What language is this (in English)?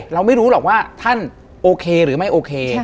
Thai